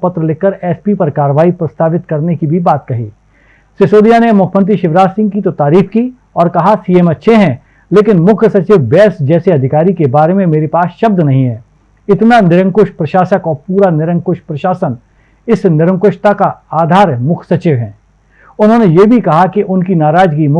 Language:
Hindi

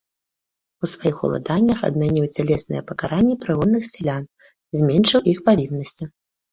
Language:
Belarusian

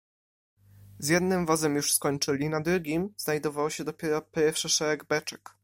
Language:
Polish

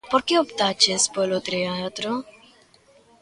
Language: Galician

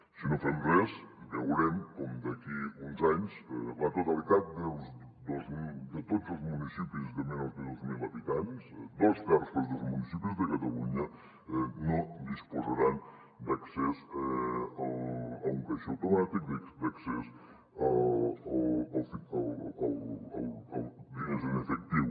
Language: Catalan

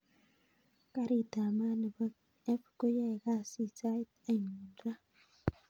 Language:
Kalenjin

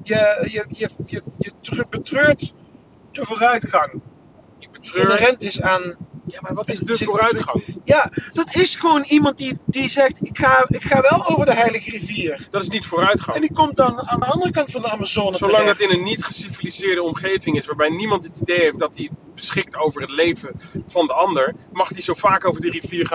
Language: Dutch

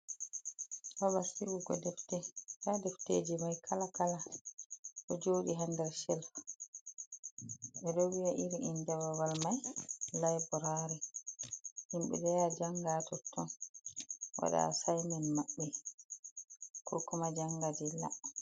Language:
Fula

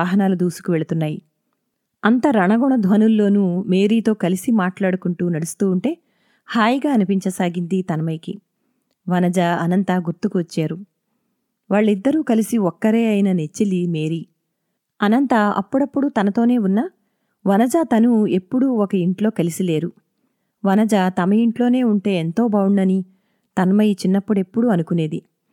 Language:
Telugu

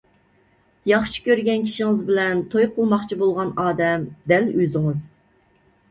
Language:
Uyghur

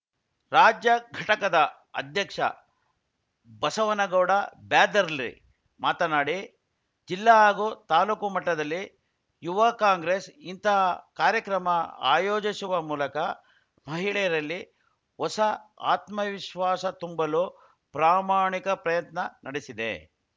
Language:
Kannada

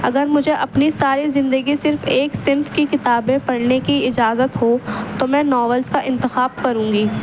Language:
Urdu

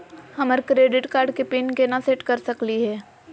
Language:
Magahi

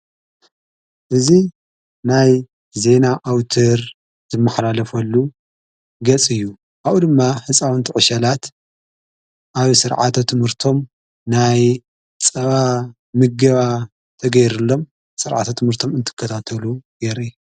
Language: Tigrinya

